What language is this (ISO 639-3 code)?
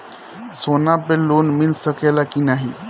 bho